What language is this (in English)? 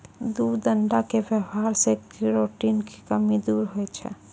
Maithili